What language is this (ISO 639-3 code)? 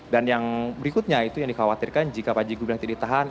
ind